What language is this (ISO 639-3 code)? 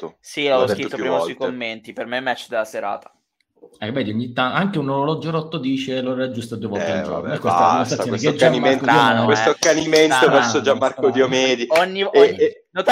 ita